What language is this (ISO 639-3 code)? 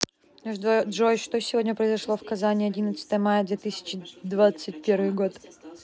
rus